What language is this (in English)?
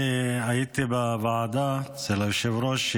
Hebrew